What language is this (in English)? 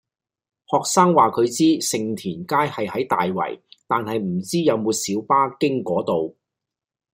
Cantonese